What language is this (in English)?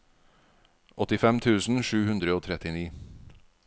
Norwegian